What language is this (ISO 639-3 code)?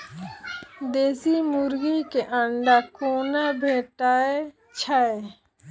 mai